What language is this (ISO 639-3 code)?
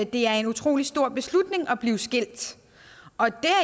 dan